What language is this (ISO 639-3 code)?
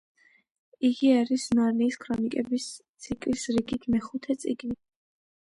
kat